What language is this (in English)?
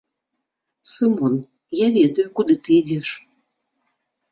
Belarusian